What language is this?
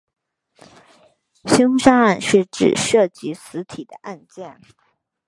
Chinese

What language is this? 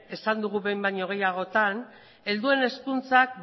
Basque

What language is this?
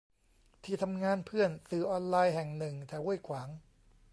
Thai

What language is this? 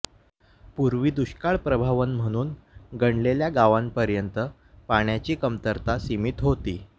Marathi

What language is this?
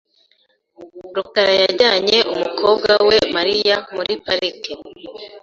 Kinyarwanda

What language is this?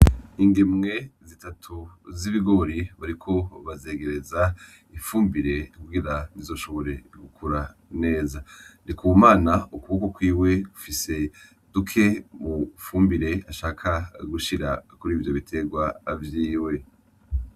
Rundi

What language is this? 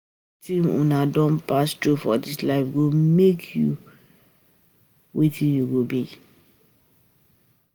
Nigerian Pidgin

